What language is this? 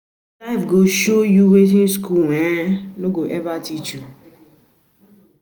Nigerian Pidgin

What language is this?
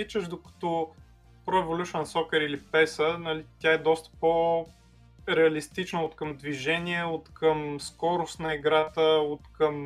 Bulgarian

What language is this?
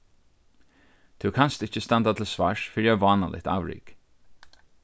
Faroese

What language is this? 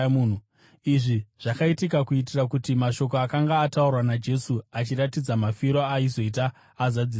Shona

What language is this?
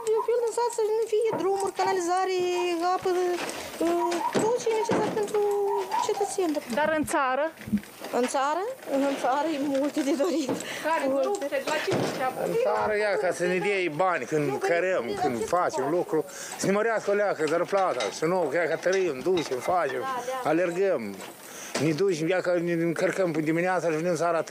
Romanian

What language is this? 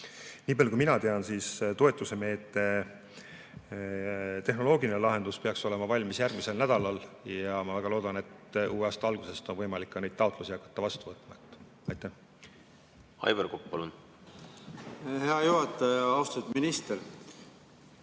Estonian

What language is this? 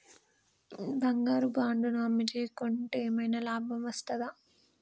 Telugu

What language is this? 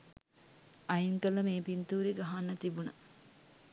Sinhala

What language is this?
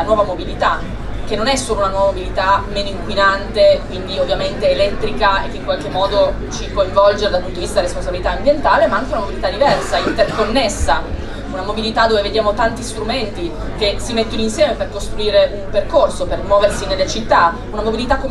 Italian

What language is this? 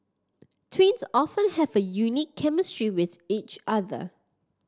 English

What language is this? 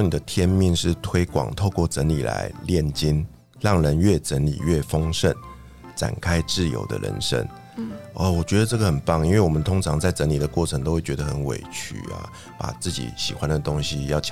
Chinese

